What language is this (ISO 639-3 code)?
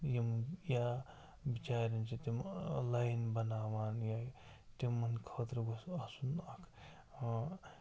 kas